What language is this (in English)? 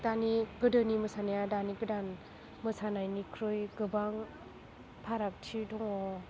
Bodo